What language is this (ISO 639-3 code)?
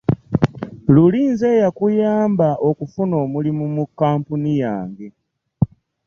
lug